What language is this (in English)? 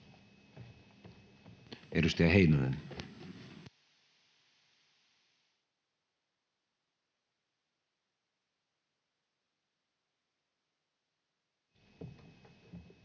Finnish